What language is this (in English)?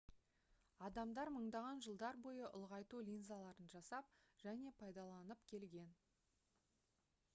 Kazakh